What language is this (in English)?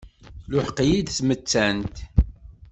Kabyle